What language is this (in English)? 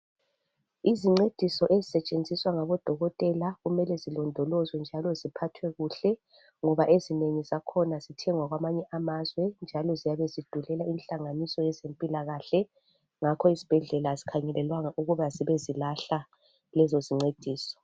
North Ndebele